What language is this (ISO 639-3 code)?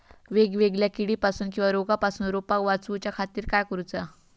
mar